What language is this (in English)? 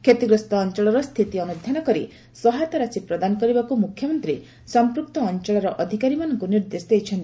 Odia